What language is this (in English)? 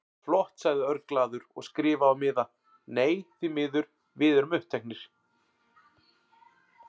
Icelandic